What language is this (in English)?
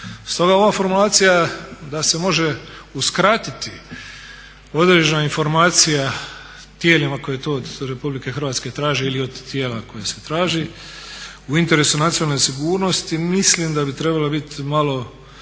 Croatian